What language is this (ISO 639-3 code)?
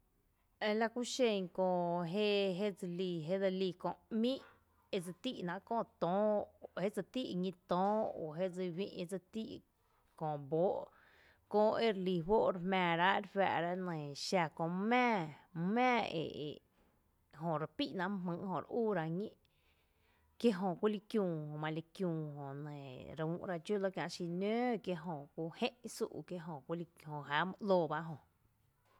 cte